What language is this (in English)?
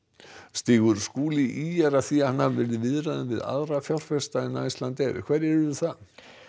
Icelandic